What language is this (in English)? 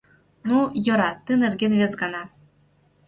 Mari